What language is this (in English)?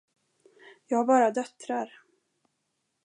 Swedish